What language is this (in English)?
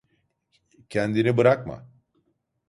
Turkish